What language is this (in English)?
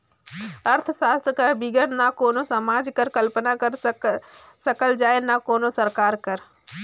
Chhattisgarhi